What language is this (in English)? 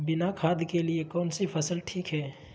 Magahi